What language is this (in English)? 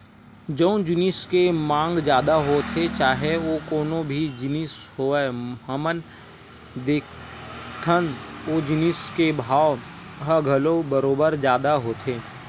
Chhattisgarhi